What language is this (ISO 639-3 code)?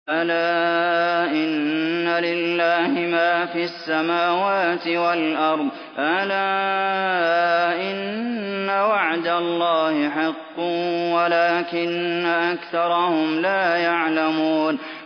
ara